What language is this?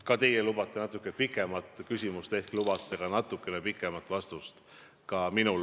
Estonian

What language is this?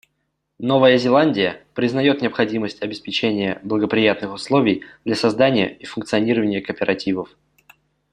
Russian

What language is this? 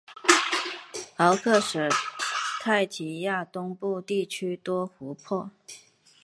Chinese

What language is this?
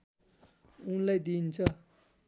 Nepali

